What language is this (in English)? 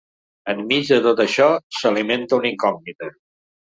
Catalan